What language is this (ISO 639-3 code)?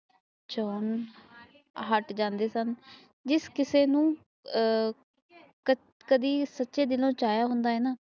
pan